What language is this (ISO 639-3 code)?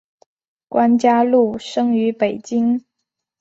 zho